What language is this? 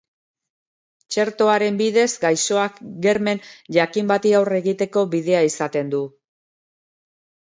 Basque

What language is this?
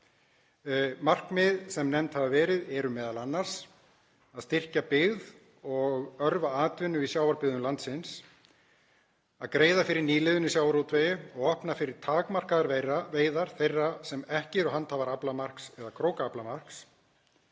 Icelandic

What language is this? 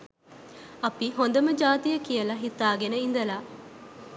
Sinhala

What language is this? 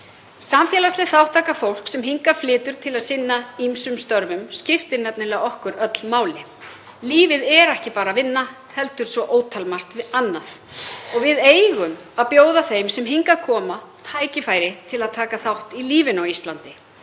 Icelandic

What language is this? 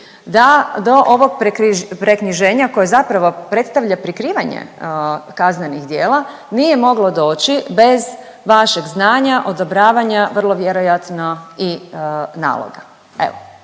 Croatian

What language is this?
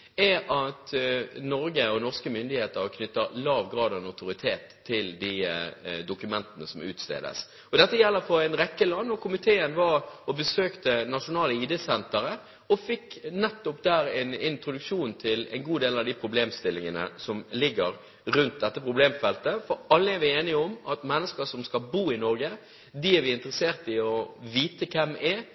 Norwegian Bokmål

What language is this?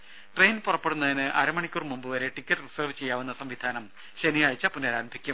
Malayalam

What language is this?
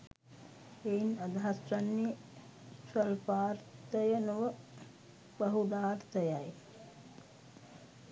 Sinhala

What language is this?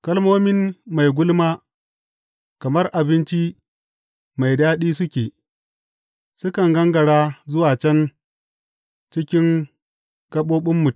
Hausa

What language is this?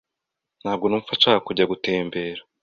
Kinyarwanda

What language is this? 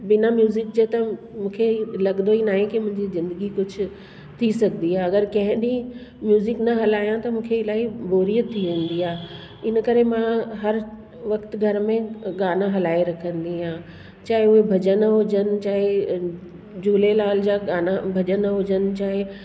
Sindhi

